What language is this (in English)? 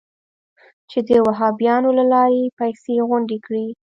Pashto